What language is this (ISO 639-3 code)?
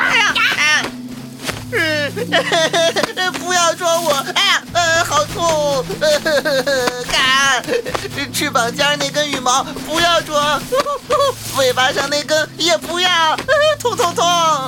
zho